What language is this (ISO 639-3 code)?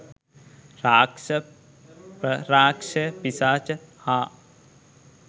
sin